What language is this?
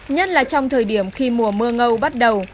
Vietnamese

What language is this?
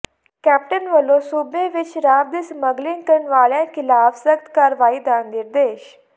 Punjabi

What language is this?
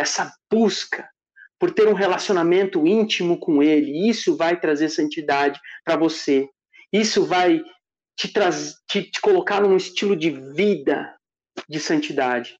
Portuguese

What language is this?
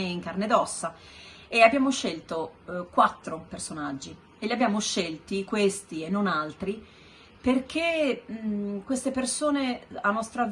Italian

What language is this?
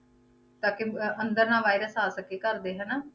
Punjabi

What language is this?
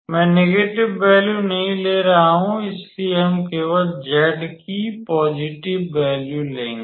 Hindi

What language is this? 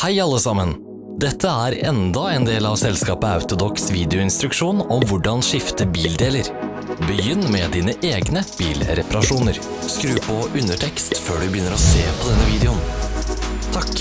Norwegian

